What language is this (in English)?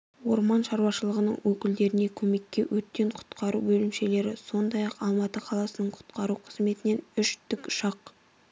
Kazakh